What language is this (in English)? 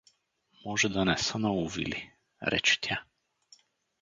Bulgarian